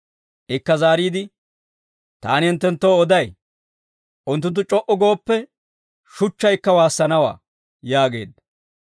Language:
Dawro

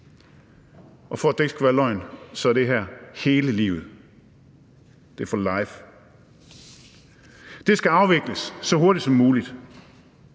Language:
Danish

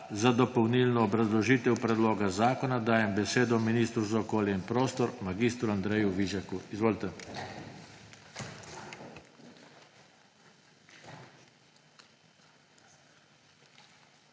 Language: Slovenian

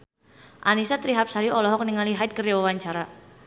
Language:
Sundanese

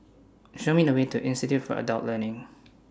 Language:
English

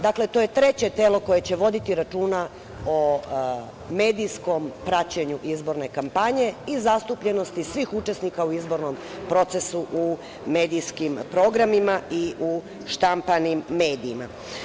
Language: Serbian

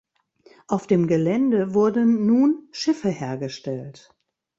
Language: German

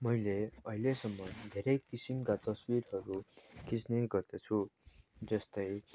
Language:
Nepali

